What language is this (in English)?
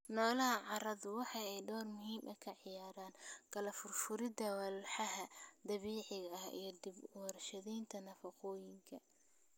Somali